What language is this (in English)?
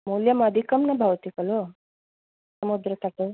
Sanskrit